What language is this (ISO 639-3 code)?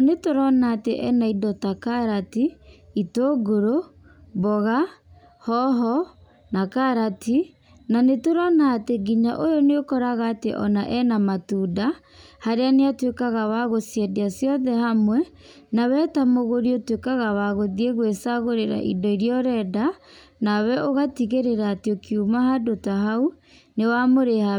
kik